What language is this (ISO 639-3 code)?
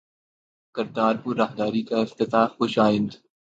urd